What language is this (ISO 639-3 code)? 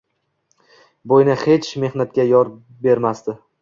uzb